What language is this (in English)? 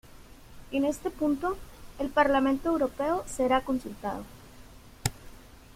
Spanish